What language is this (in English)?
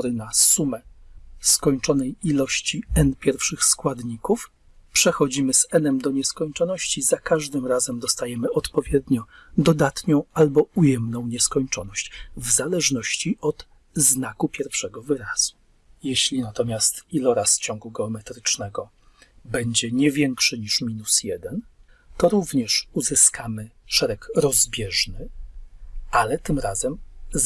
Polish